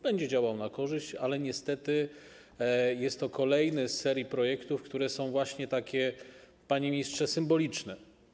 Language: Polish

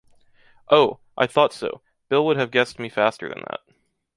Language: English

